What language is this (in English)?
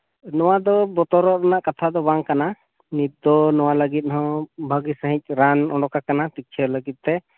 Santali